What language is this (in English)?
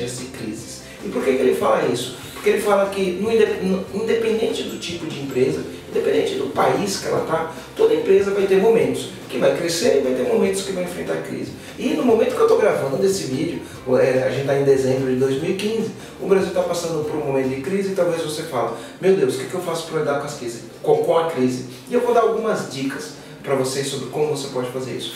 Portuguese